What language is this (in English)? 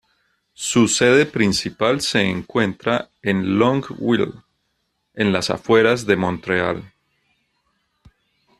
Spanish